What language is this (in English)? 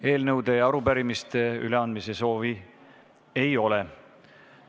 Estonian